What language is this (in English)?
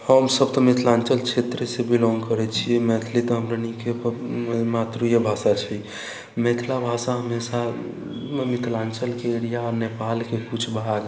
Maithili